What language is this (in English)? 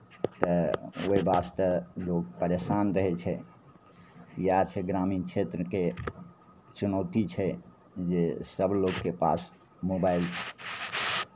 Maithili